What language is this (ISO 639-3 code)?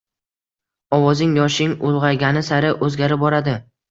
uzb